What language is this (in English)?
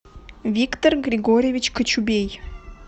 Russian